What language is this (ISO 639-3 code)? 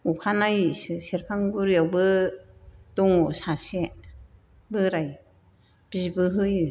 brx